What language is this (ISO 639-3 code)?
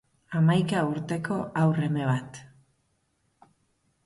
eus